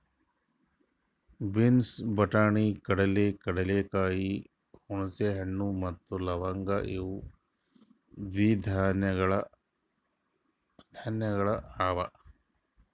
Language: Kannada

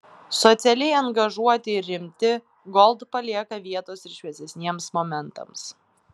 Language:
Lithuanian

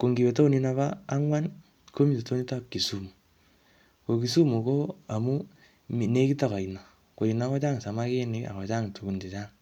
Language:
Kalenjin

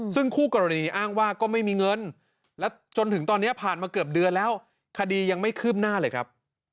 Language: Thai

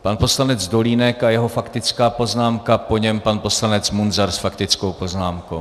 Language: Czech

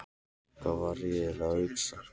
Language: Icelandic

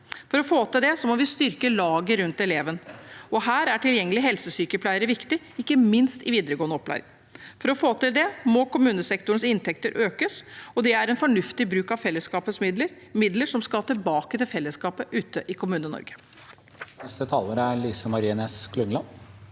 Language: Norwegian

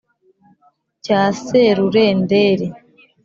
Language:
Kinyarwanda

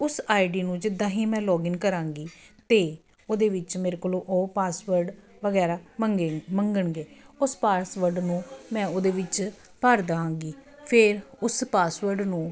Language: Punjabi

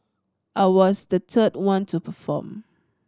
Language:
English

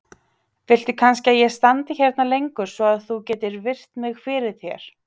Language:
Icelandic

